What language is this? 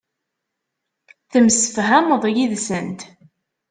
Kabyle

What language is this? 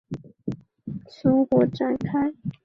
Chinese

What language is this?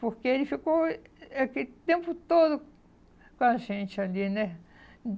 Portuguese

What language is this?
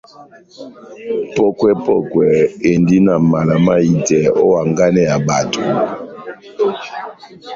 Batanga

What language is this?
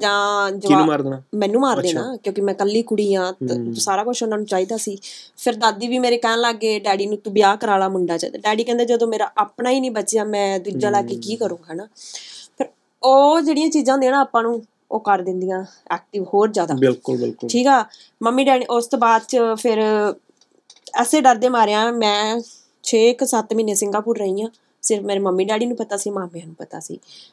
Punjabi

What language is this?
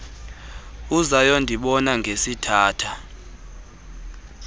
Xhosa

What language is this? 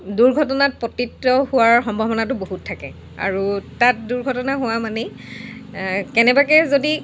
Assamese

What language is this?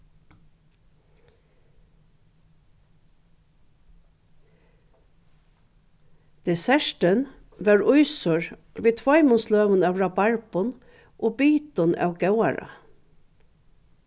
Faroese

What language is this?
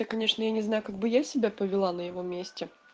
Russian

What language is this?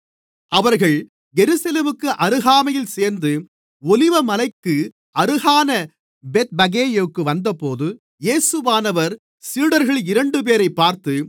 Tamil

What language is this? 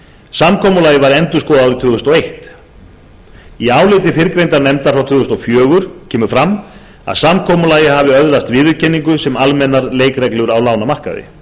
Icelandic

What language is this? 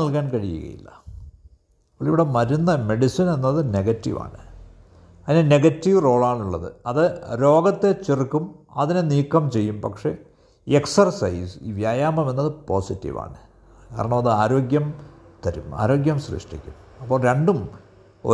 Malayalam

